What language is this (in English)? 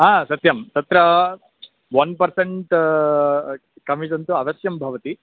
Sanskrit